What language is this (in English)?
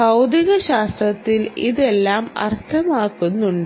Malayalam